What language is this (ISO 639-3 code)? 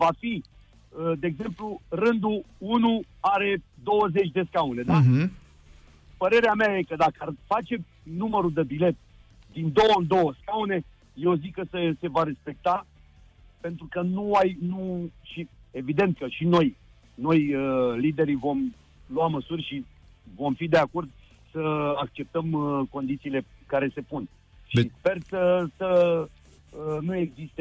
ron